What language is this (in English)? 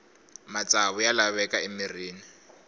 Tsonga